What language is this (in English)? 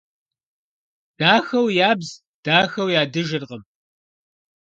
Kabardian